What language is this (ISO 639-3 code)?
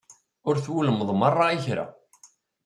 kab